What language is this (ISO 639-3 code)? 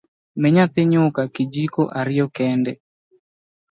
luo